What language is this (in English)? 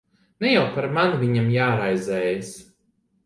Latvian